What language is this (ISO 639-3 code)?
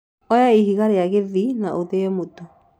kik